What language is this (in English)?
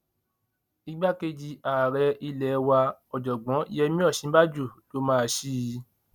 Yoruba